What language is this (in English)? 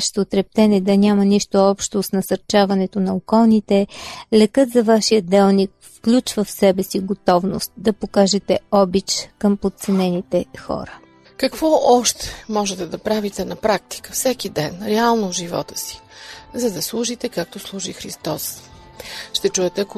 Bulgarian